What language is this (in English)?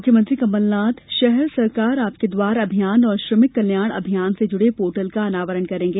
Hindi